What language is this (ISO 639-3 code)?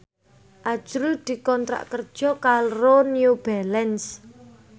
jav